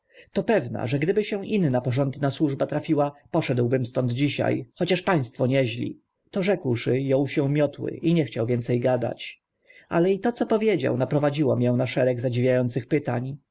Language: Polish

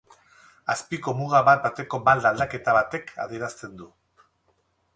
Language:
Basque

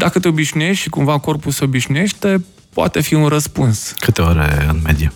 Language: Romanian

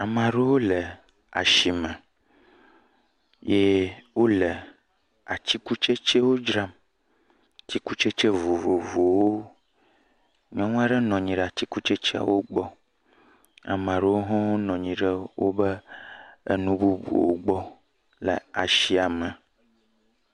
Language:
Ewe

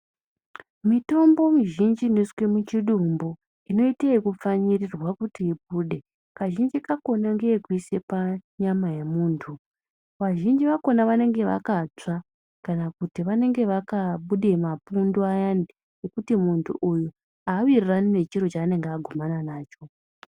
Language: Ndau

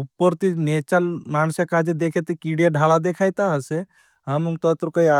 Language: Bhili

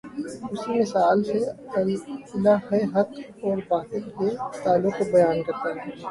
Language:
Urdu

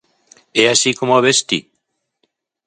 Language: Galician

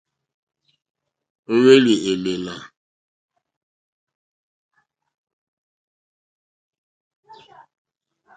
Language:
Mokpwe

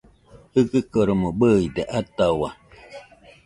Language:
Nüpode Huitoto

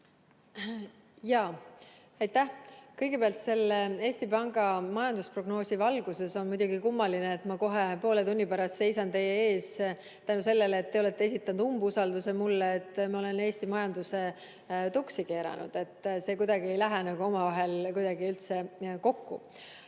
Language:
Estonian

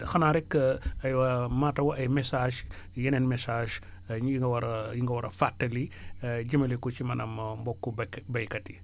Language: Wolof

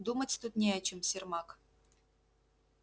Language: Russian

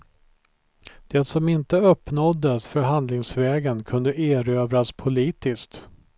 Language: Swedish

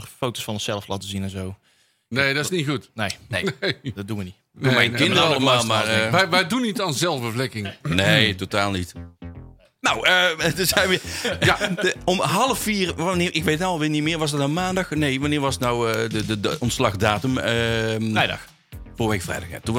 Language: Dutch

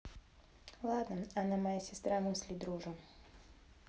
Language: Russian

